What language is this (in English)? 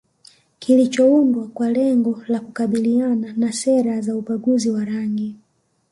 Swahili